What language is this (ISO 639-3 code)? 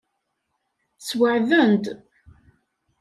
kab